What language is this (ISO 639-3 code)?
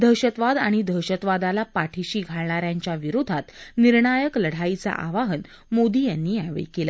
mar